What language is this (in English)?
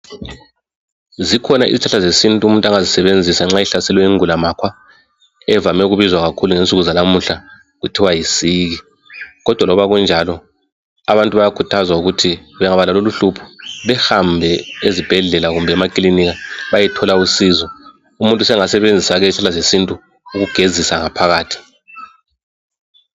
North Ndebele